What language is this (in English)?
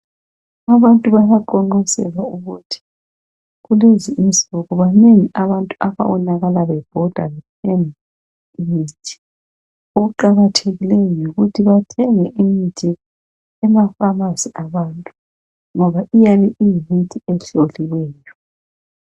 North Ndebele